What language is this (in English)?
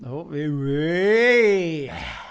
Welsh